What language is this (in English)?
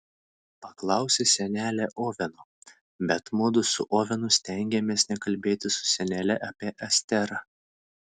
Lithuanian